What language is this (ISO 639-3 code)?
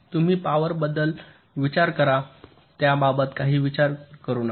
mar